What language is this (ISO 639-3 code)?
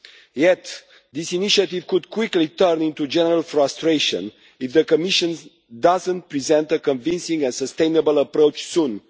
eng